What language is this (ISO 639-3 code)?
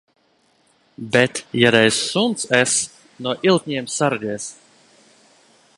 lav